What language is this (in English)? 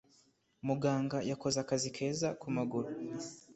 Kinyarwanda